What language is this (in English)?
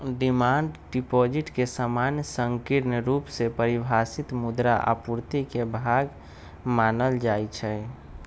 Magahi